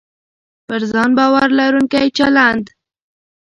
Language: Pashto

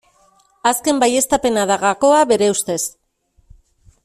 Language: Basque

